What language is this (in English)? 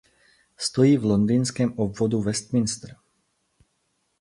Czech